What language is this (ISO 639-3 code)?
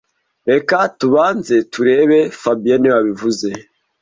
kin